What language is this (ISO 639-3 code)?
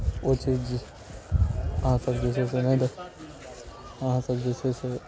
mai